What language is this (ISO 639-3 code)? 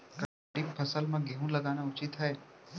hne